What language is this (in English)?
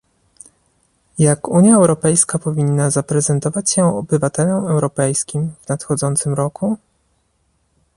Polish